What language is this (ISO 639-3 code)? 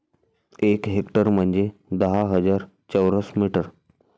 mar